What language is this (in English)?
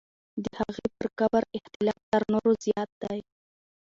Pashto